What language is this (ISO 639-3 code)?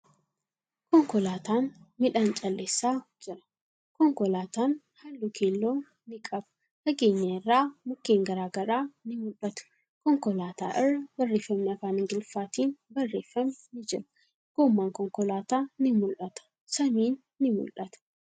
orm